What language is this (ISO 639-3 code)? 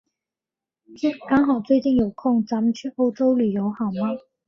zho